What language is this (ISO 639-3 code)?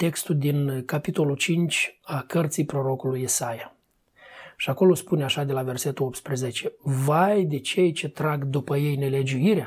ron